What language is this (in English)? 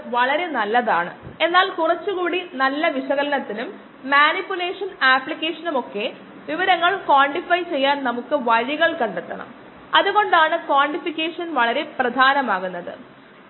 Malayalam